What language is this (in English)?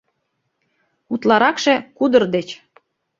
Mari